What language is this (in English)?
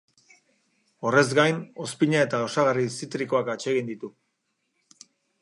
Basque